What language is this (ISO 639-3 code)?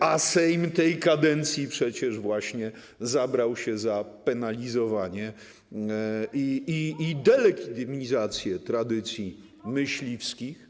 pol